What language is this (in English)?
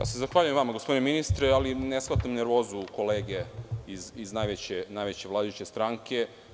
Serbian